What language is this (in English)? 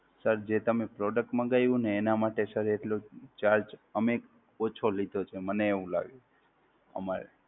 Gujarati